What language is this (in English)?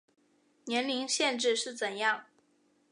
Chinese